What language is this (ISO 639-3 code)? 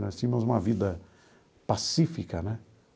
por